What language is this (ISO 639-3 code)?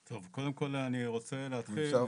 heb